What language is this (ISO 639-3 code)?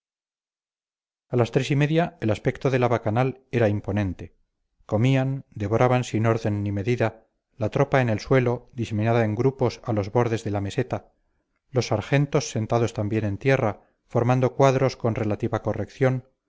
spa